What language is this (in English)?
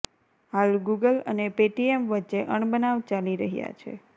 Gujarati